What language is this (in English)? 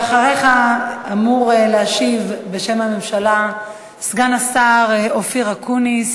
Hebrew